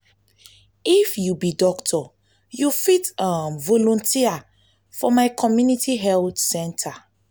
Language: Nigerian Pidgin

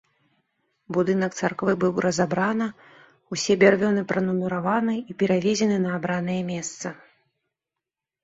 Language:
Belarusian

